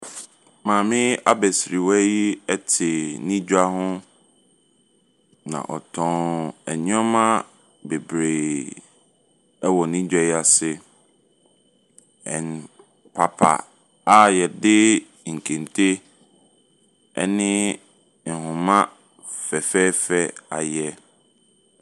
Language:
Akan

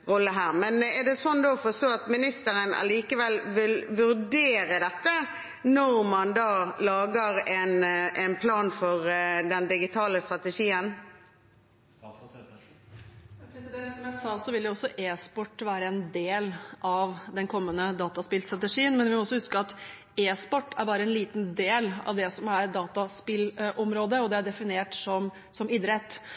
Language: Norwegian Bokmål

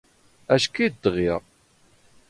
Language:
Standard Moroccan Tamazight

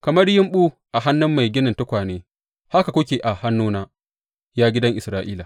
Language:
Hausa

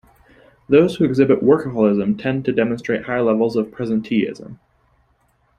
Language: English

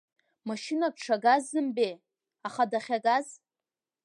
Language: Abkhazian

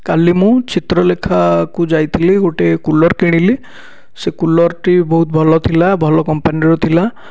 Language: Odia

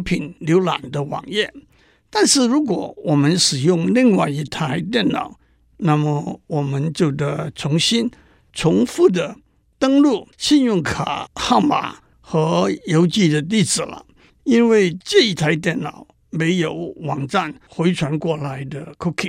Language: Chinese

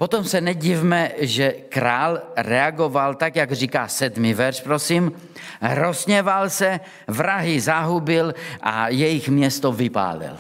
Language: Czech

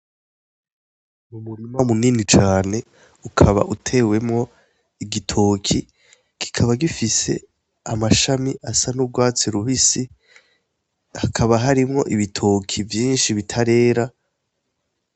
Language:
Rundi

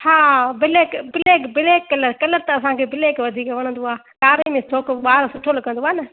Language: Sindhi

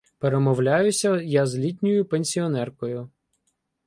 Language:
Ukrainian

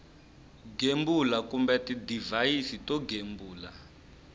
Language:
Tsonga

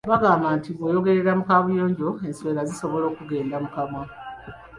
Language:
Ganda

